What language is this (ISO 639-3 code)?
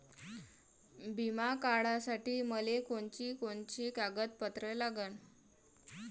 mar